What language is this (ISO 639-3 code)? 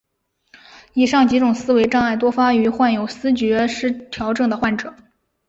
zho